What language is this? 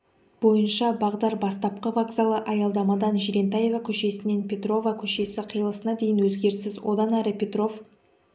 Kazakh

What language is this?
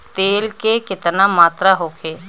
Bhojpuri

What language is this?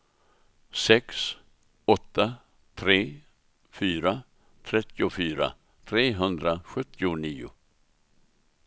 Swedish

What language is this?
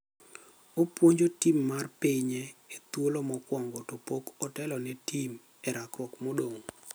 Luo (Kenya and Tanzania)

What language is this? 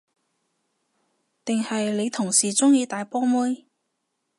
Cantonese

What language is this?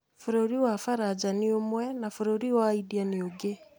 Kikuyu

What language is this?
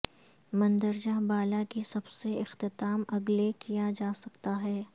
Urdu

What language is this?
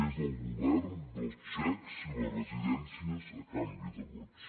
Catalan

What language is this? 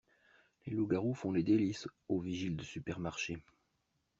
French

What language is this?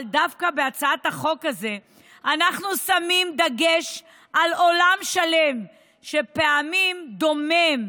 Hebrew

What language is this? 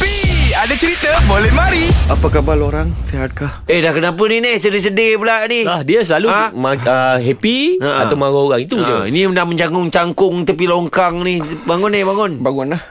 Malay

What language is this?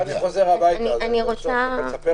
Hebrew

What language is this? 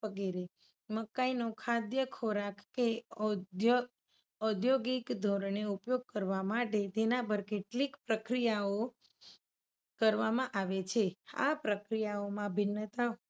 Gujarati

